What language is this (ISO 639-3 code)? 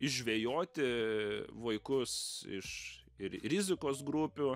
lit